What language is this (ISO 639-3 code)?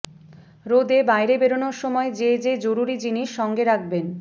ben